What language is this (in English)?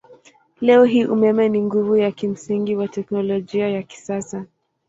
Swahili